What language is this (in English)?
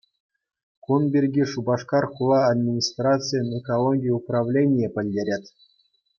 Chuvash